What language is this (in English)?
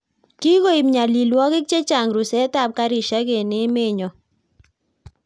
Kalenjin